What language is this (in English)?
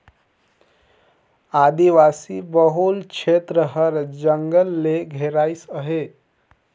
Chhattisgarhi